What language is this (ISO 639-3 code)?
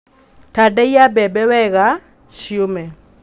kik